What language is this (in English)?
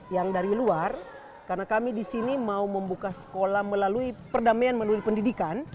Indonesian